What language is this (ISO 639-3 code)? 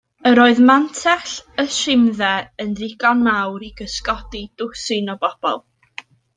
cym